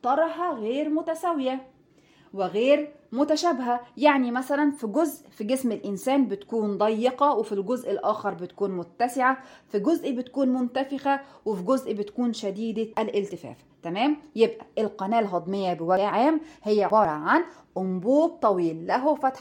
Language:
Arabic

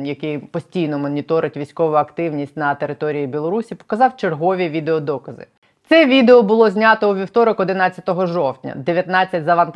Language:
Ukrainian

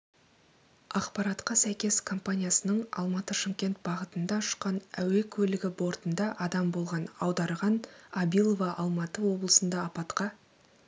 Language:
Kazakh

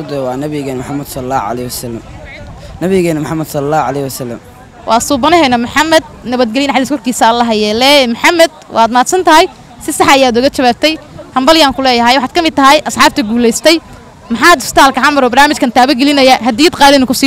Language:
Arabic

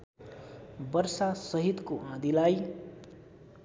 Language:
Nepali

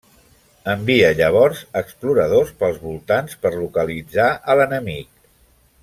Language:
Catalan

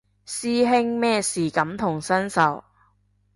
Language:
Cantonese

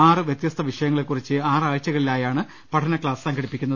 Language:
Malayalam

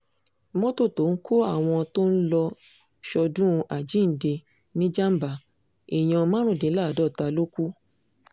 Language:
Yoruba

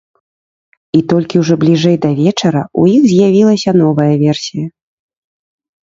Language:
Belarusian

